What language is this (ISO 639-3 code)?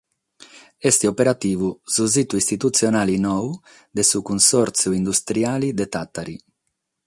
srd